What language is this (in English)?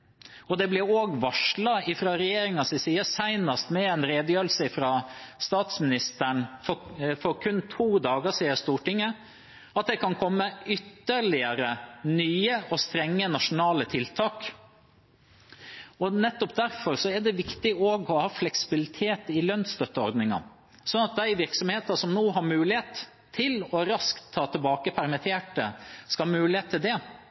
Norwegian Bokmål